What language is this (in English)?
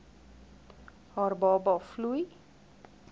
Afrikaans